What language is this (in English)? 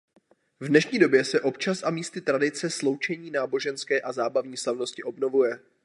Czech